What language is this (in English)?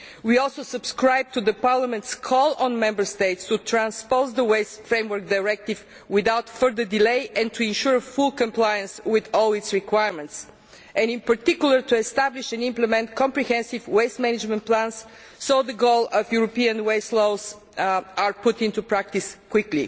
English